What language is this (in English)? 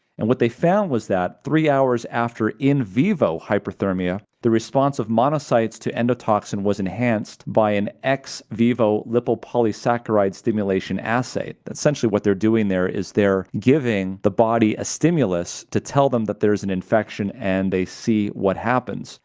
English